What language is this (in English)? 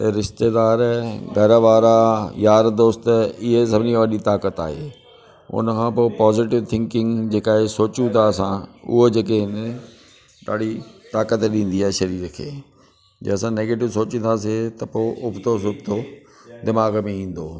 Sindhi